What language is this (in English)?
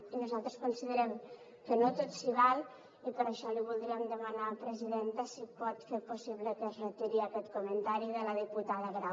Catalan